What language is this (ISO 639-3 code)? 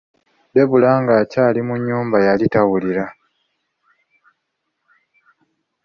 lug